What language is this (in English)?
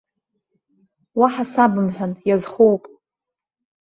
Abkhazian